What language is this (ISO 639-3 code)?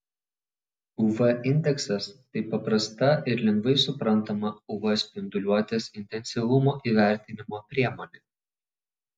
lit